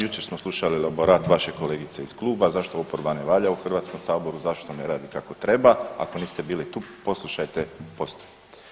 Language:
Croatian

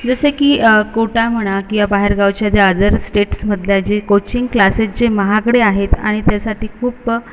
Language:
Marathi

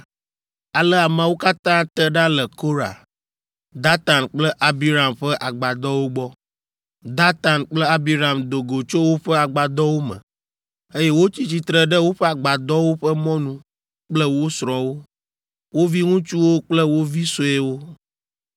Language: Ewe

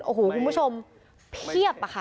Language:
Thai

